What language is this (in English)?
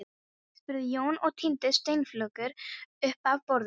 Icelandic